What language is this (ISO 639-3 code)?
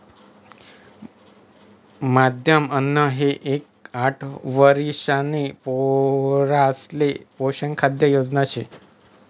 mar